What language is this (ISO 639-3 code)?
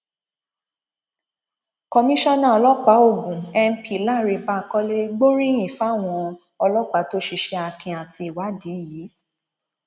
yor